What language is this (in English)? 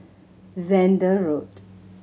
English